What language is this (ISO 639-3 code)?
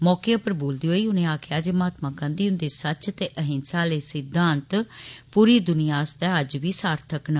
doi